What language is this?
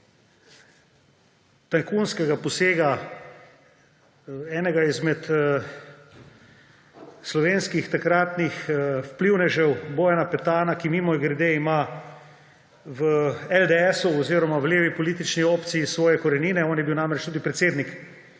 Slovenian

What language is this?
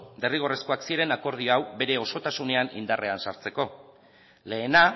Basque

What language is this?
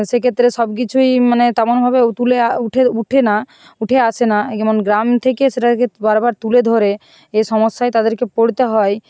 Bangla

